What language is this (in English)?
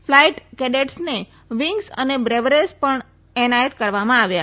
Gujarati